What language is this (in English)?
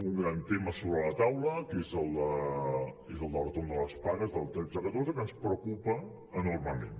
Catalan